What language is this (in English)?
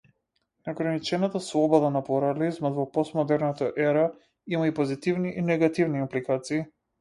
Macedonian